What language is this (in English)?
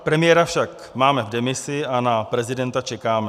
Czech